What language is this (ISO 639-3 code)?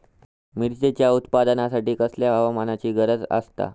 mar